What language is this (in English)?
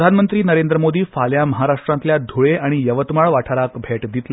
Konkani